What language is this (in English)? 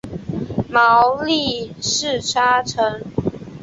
Chinese